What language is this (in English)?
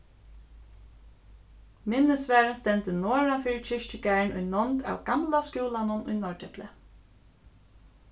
Faroese